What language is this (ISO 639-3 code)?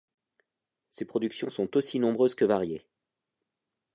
fra